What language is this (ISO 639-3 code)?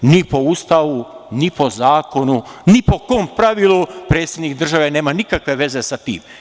srp